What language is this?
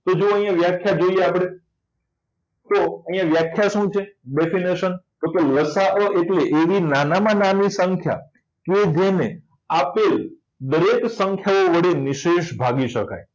Gujarati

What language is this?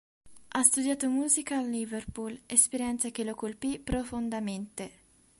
Italian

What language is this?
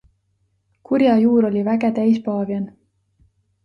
Estonian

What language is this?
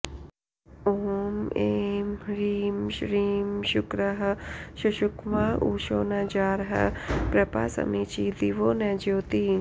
Sanskrit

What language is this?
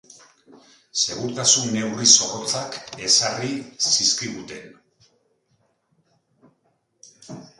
Basque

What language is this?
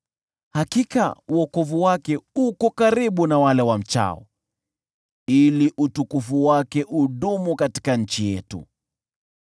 Swahili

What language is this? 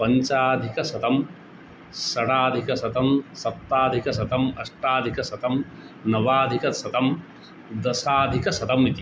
Sanskrit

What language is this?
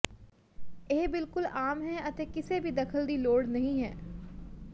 Punjabi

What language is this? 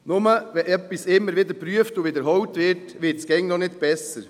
Swiss German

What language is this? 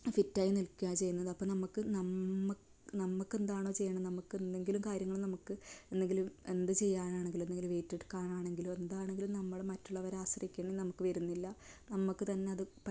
Malayalam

